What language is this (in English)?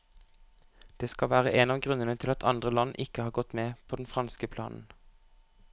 Norwegian